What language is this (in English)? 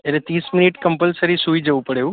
Gujarati